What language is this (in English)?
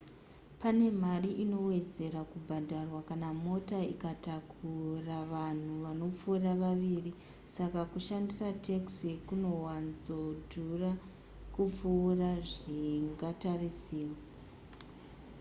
Shona